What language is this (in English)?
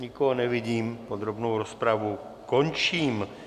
Czech